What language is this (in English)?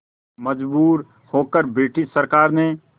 Hindi